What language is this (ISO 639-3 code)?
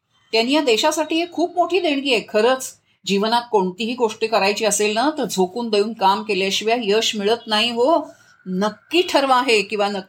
mar